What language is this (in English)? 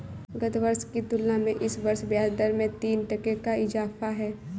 Hindi